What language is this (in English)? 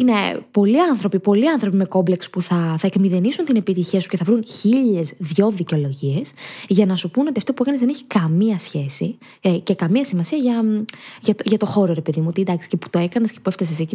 Greek